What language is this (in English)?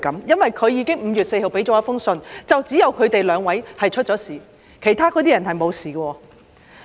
Cantonese